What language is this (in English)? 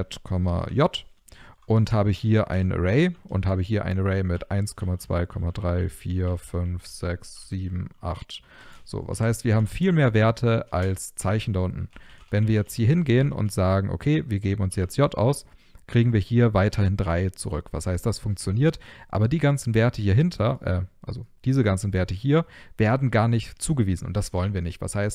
German